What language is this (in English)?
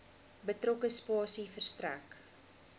Afrikaans